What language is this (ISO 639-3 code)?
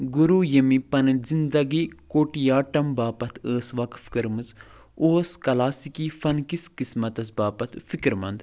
kas